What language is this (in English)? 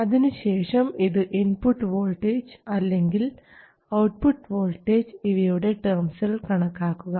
Malayalam